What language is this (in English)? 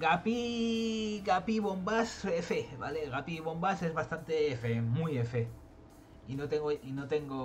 Spanish